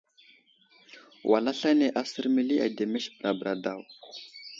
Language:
Wuzlam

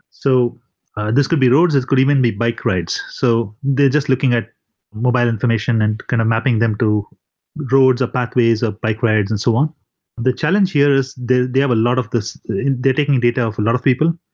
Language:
English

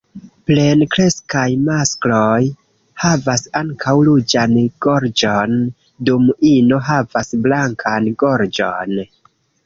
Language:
Esperanto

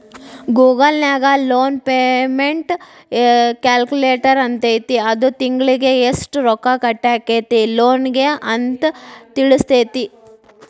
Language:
Kannada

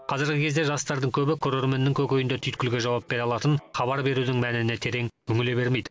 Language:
Kazakh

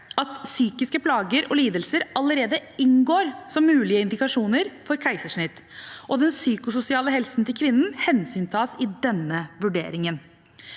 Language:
Norwegian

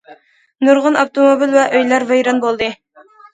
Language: Uyghur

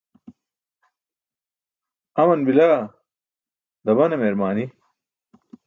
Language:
Burushaski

